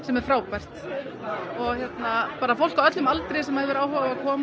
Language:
Icelandic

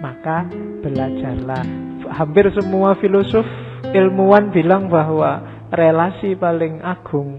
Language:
Indonesian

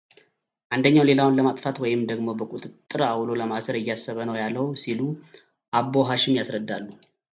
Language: Amharic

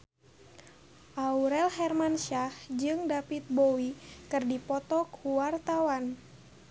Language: Sundanese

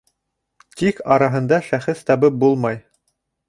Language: Bashkir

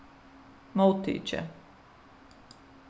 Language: Faroese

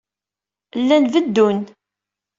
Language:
Kabyle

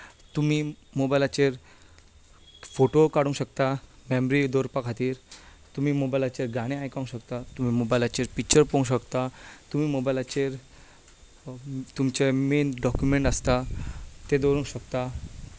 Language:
Konkani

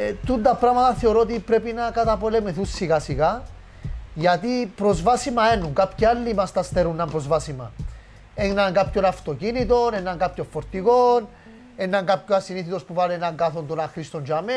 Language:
Greek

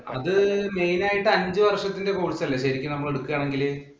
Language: Malayalam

